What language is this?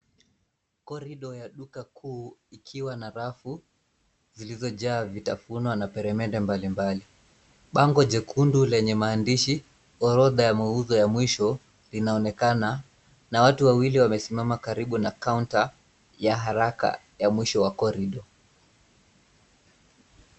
Swahili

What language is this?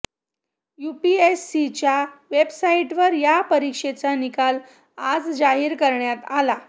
Marathi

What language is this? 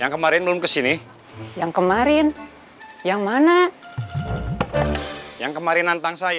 Indonesian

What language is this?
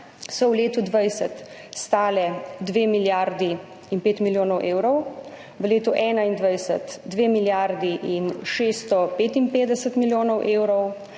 Slovenian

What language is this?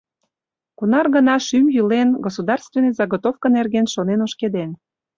Mari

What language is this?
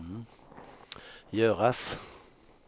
Swedish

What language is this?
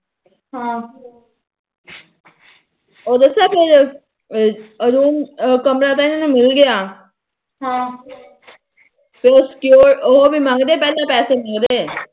Punjabi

